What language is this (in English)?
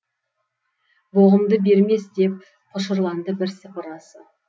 Kazakh